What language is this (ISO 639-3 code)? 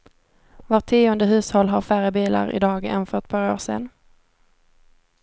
swe